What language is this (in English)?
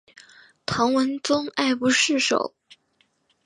Chinese